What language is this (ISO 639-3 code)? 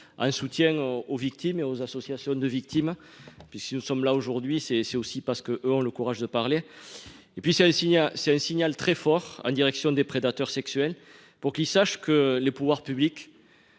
fra